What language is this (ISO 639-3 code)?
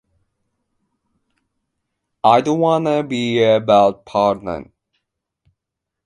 jpn